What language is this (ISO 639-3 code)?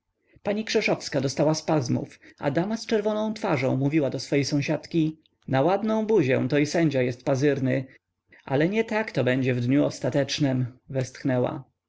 pol